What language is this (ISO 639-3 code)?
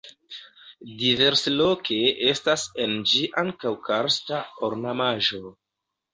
epo